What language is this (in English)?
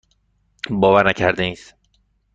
Persian